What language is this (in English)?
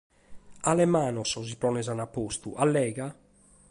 Sardinian